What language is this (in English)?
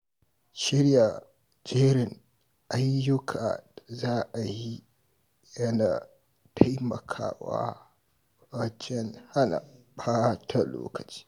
Hausa